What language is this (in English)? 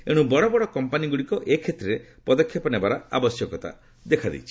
Odia